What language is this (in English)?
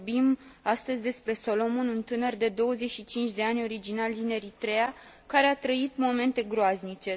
Romanian